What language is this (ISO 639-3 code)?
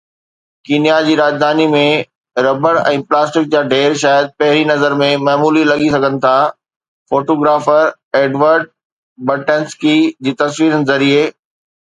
snd